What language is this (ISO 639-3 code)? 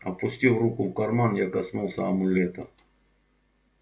rus